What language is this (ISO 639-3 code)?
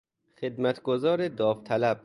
fas